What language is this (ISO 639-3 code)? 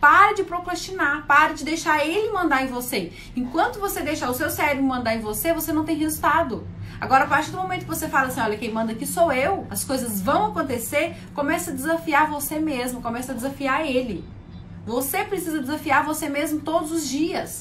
por